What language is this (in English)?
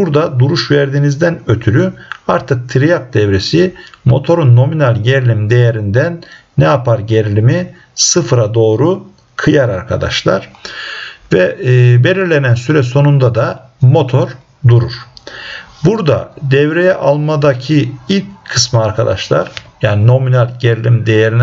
Turkish